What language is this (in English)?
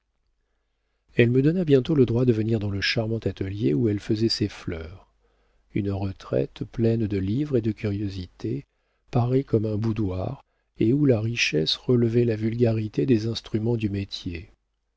French